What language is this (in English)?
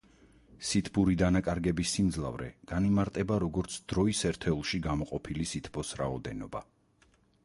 Georgian